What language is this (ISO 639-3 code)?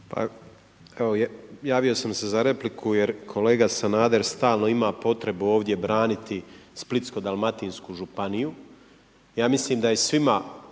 hrv